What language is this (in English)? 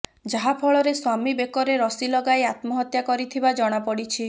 Odia